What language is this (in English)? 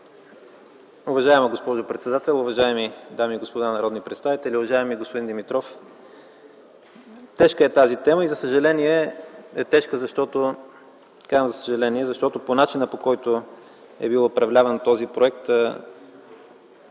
Bulgarian